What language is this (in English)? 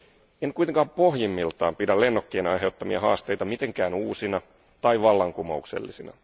Finnish